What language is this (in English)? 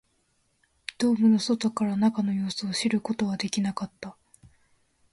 Japanese